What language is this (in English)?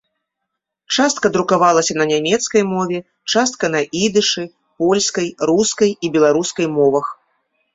Belarusian